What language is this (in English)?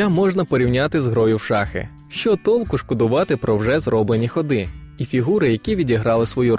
Ukrainian